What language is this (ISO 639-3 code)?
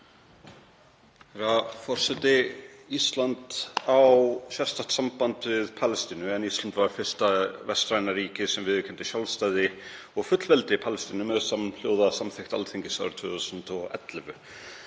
isl